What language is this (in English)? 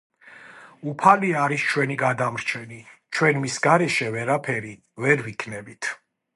Georgian